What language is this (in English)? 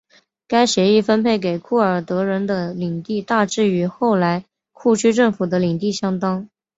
Chinese